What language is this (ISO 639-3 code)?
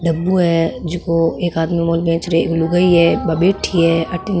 mwr